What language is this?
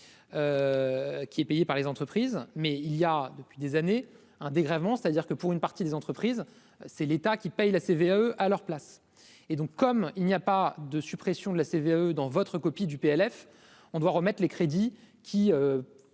French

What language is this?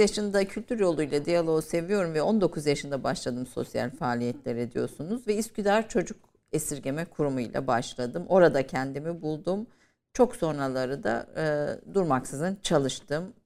Turkish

